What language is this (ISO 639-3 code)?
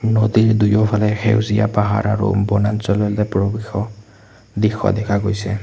asm